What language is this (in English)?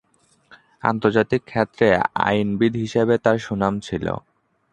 Bangla